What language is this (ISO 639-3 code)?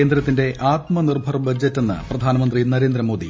mal